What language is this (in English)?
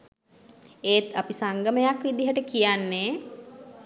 Sinhala